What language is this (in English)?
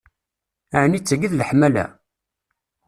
Kabyle